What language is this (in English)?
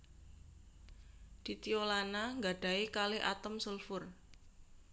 Javanese